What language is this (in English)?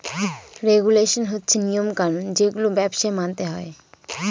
Bangla